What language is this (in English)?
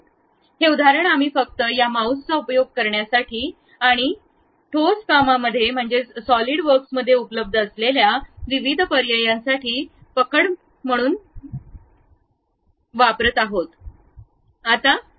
Marathi